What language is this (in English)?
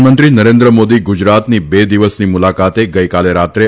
Gujarati